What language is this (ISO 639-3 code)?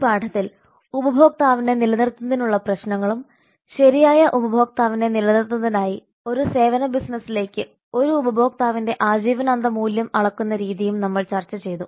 mal